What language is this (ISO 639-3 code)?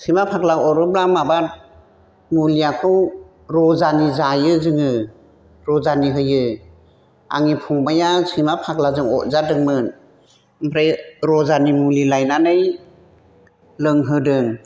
brx